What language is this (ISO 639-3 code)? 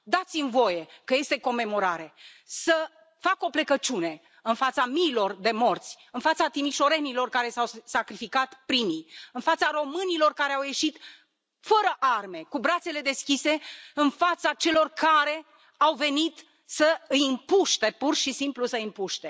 ron